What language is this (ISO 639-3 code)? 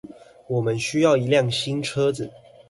zho